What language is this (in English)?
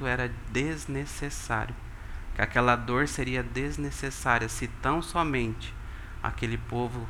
Portuguese